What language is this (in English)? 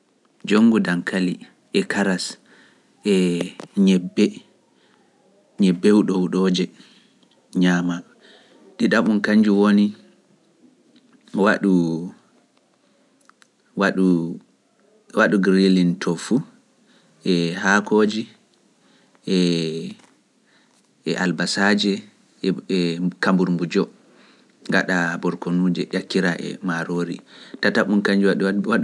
Pular